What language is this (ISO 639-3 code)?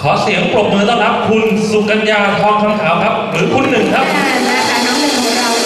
tha